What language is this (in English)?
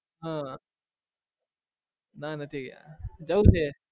Gujarati